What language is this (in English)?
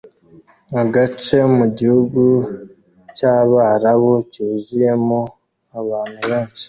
Kinyarwanda